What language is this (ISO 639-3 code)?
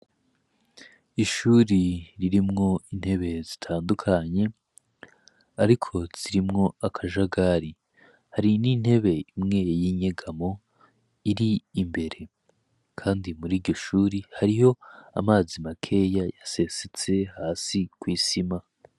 run